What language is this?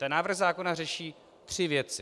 Czech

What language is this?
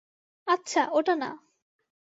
Bangla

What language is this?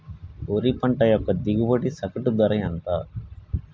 Telugu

